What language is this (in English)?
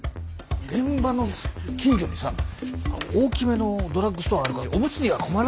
Japanese